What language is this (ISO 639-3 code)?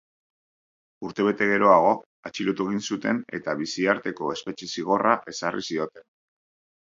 eus